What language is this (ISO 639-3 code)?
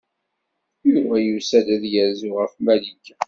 kab